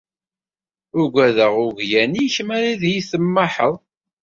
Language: Kabyle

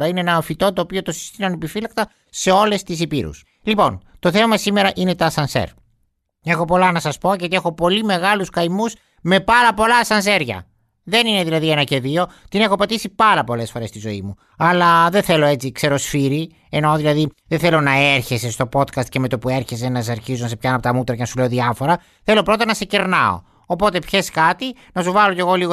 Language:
Greek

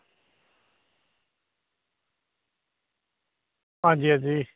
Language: Dogri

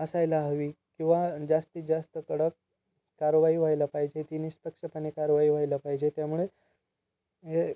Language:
Marathi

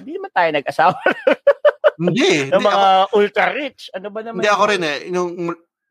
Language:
Filipino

